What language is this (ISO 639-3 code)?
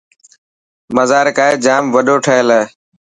mki